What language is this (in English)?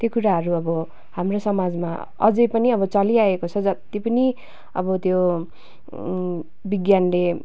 Nepali